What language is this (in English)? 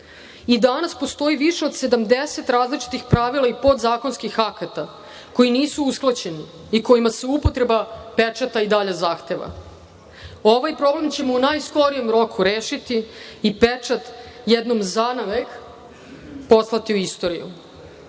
Serbian